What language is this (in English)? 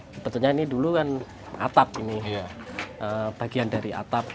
Indonesian